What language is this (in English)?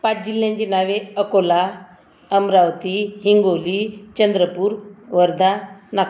Marathi